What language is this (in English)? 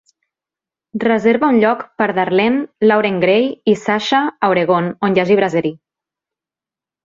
Catalan